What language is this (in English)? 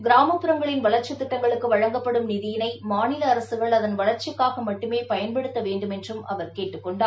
Tamil